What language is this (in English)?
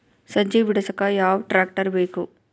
Kannada